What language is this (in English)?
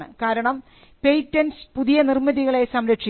Malayalam